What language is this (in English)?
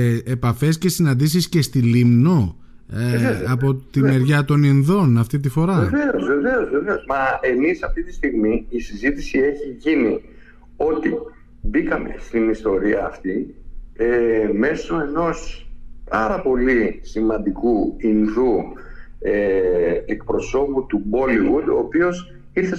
Greek